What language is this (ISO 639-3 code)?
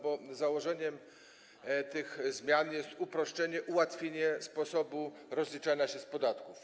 pol